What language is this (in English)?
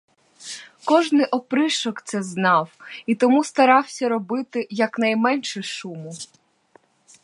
Ukrainian